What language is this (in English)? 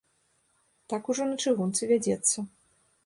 Belarusian